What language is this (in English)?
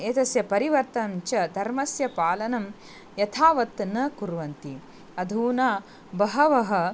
Sanskrit